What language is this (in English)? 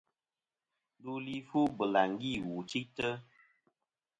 Kom